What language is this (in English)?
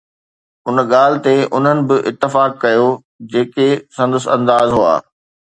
Sindhi